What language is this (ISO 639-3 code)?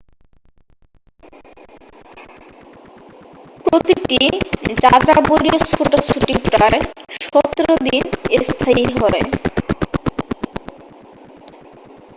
ben